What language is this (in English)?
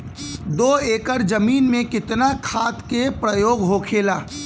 Bhojpuri